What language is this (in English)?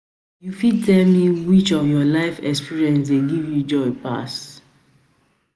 Nigerian Pidgin